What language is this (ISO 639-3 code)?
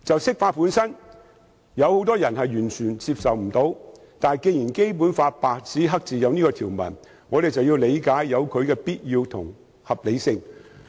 yue